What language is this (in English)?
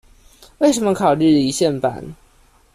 Chinese